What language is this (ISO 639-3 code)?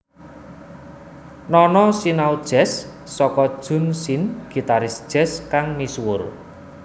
jav